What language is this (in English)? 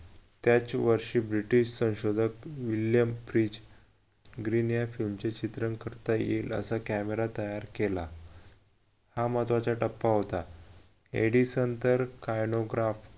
Marathi